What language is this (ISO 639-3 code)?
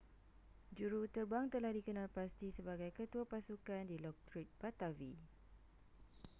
msa